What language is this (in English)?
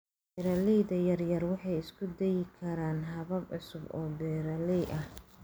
Somali